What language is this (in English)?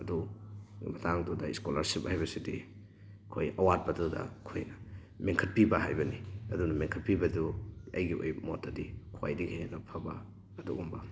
Manipuri